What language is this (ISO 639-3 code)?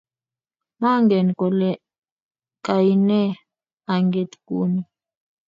kln